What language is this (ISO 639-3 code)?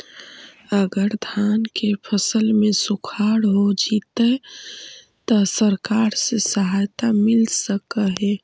mag